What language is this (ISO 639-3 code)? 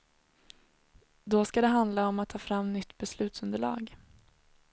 swe